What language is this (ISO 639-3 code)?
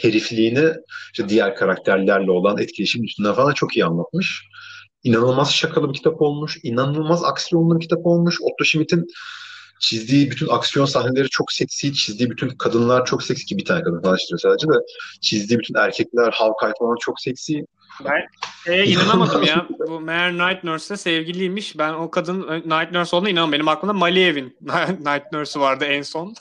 tur